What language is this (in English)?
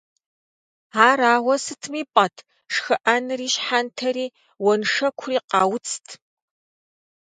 Kabardian